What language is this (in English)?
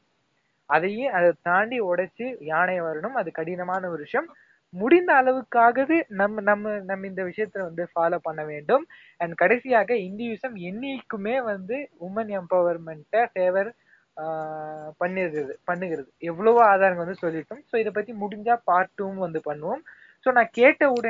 Tamil